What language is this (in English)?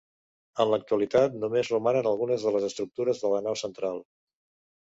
Catalan